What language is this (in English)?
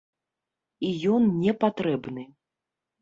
Belarusian